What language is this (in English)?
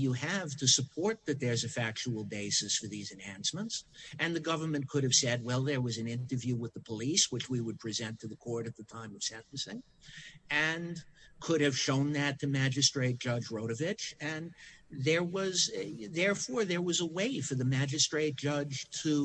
English